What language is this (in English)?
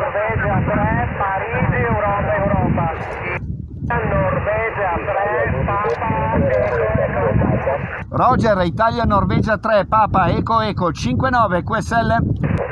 Italian